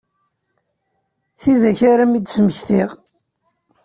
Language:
Kabyle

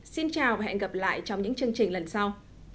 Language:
Vietnamese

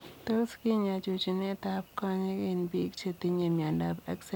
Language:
Kalenjin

